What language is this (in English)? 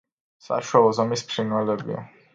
Georgian